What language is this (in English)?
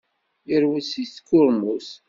Kabyle